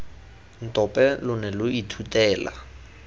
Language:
Tswana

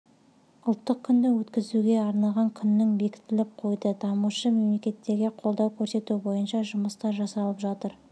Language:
Kazakh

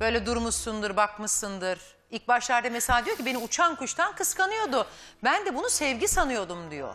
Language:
Turkish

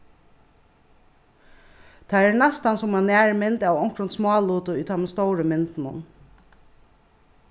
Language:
Faroese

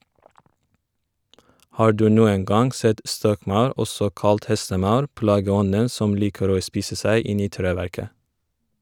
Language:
Norwegian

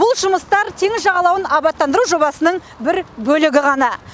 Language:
Kazakh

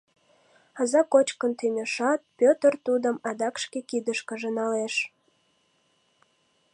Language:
Mari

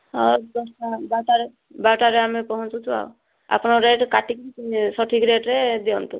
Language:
Odia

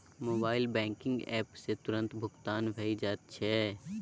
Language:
Maithili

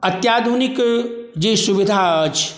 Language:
Maithili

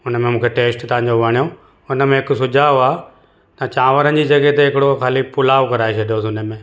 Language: Sindhi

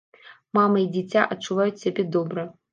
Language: Belarusian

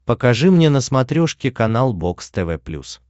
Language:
Russian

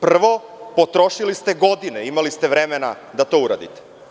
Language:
Serbian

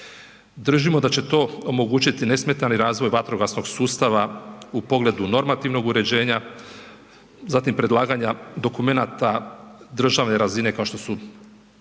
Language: Croatian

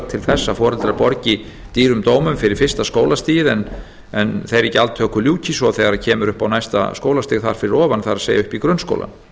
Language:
Icelandic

